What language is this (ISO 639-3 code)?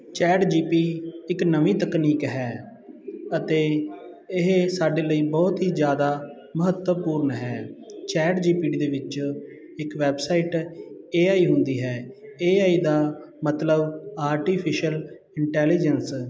pan